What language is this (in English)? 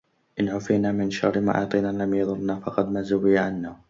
Arabic